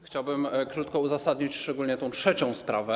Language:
Polish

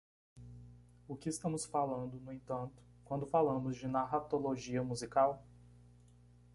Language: Portuguese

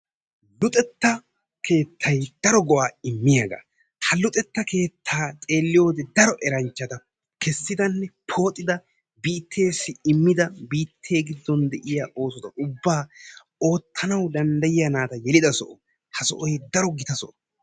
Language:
Wolaytta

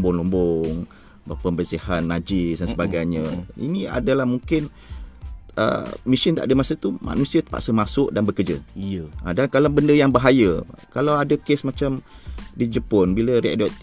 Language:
Malay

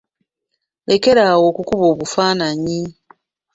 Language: Ganda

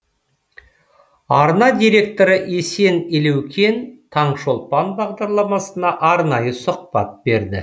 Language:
Kazakh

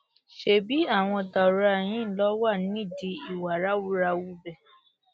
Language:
Yoruba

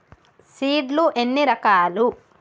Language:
Telugu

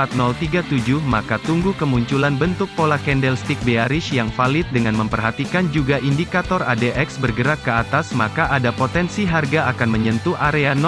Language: Indonesian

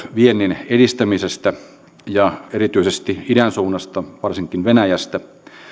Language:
Finnish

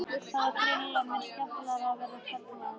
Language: Icelandic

